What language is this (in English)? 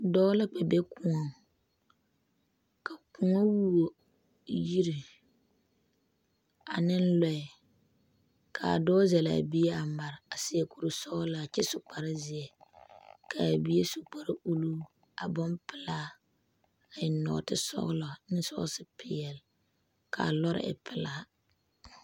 Southern Dagaare